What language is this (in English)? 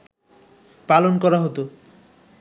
Bangla